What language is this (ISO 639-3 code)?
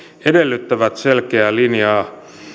fin